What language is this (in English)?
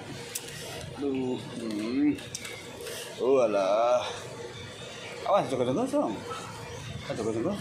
Indonesian